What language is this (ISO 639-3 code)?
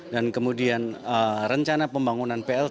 ind